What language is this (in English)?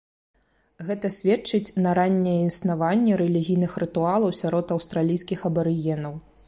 Belarusian